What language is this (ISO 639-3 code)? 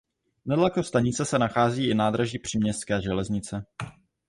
ces